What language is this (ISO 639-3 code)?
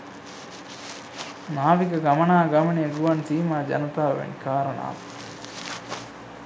sin